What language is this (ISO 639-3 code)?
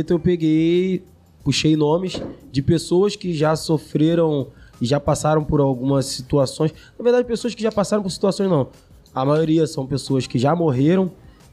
por